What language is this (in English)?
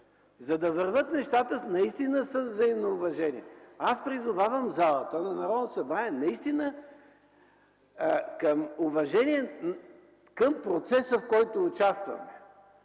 Bulgarian